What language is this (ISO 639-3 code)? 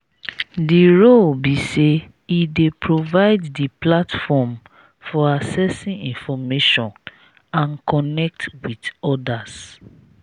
pcm